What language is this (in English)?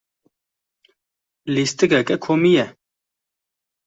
Kurdish